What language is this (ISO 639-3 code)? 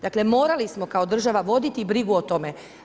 hrv